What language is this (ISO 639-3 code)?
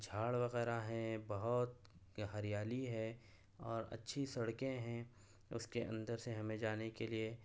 urd